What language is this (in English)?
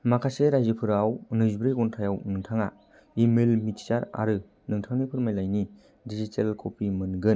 Bodo